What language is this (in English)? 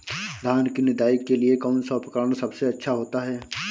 Hindi